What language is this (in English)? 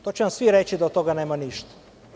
Serbian